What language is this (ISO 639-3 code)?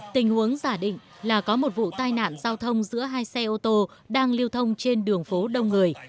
vie